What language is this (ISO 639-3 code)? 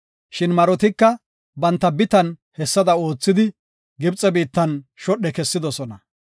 gof